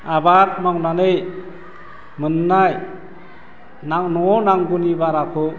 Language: Bodo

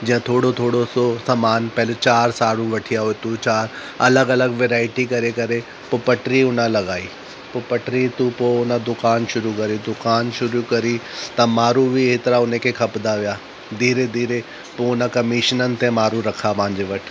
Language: Sindhi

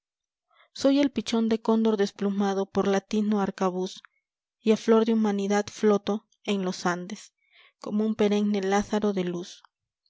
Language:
Spanish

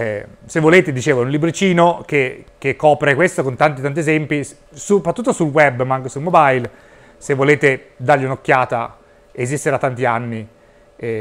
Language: Italian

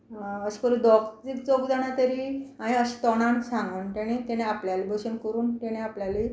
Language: Konkani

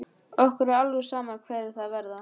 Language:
Icelandic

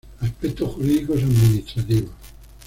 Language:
Spanish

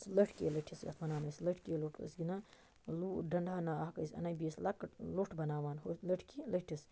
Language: Kashmiri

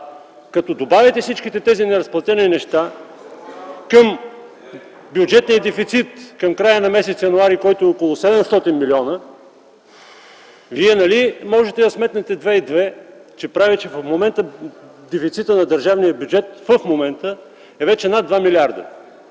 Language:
Bulgarian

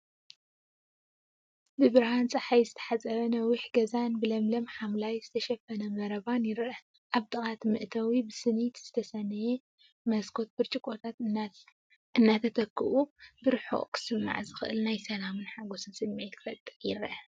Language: Tigrinya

